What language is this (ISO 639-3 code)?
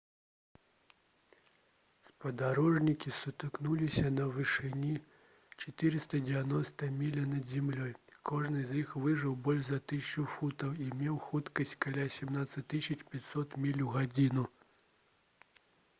bel